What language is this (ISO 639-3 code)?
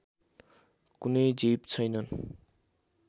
nep